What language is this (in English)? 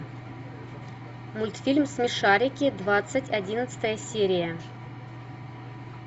Russian